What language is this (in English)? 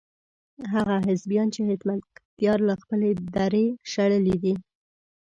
Pashto